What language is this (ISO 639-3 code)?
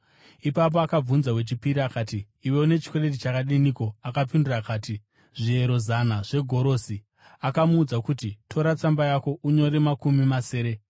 sna